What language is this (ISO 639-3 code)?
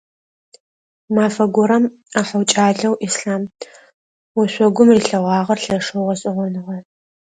ady